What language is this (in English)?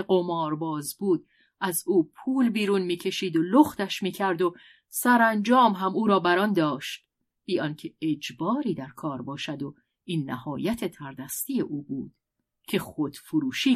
Persian